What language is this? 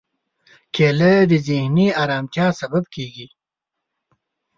Pashto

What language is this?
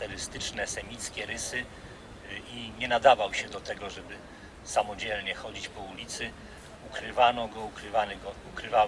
Polish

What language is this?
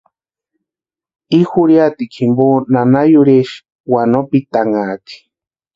Western Highland Purepecha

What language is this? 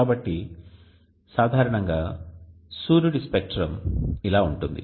Telugu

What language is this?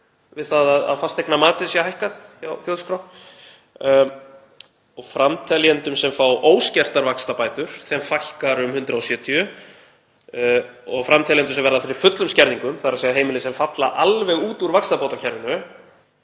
Icelandic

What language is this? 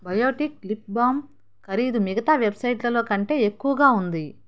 Telugu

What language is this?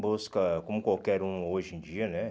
Portuguese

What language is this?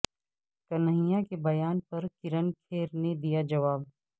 Urdu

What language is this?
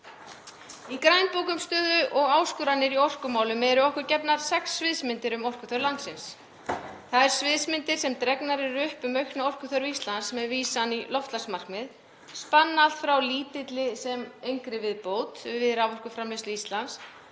Icelandic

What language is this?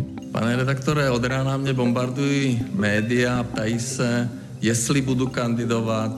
Slovak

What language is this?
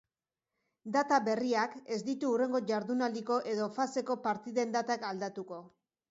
Basque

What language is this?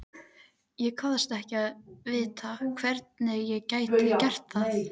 Icelandic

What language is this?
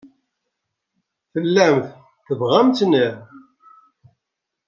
Kabyle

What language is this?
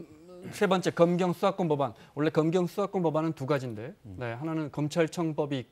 Korean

